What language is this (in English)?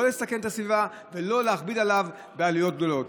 Hebrew